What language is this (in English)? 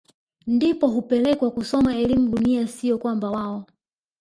Swahili